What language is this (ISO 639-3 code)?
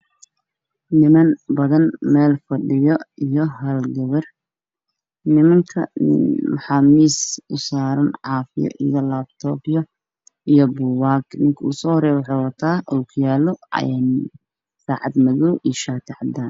som